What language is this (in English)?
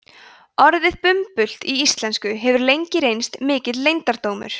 Icelandic